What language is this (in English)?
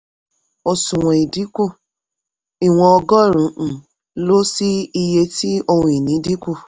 Yoruba